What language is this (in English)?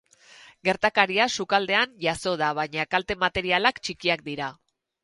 Basque